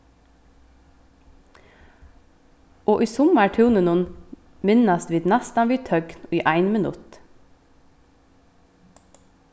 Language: Faroese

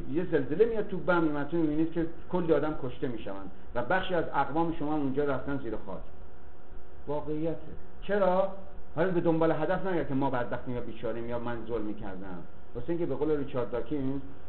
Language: Persian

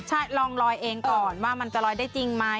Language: Thai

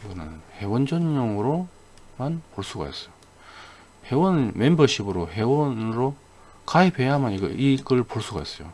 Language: Korean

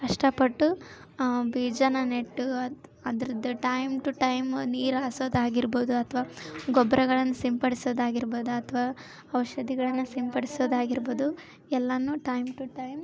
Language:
Kannada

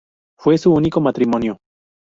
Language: Spanish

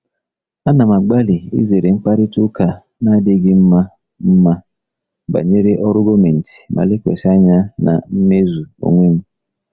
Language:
Igbo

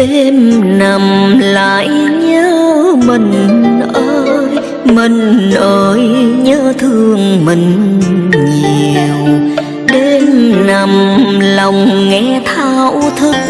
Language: Vietnamese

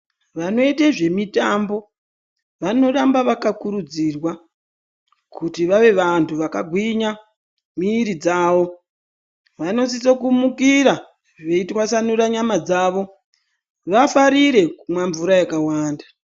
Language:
Ndau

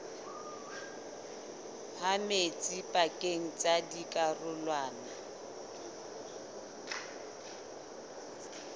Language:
Southern Sotho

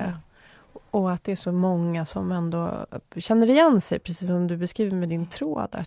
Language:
Swedish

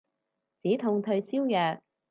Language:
Cantonese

